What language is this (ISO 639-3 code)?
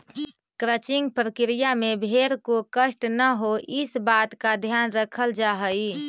mag